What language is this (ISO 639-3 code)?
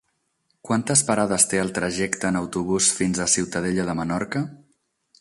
cat